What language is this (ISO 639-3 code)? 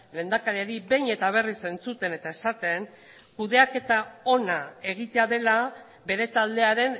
eus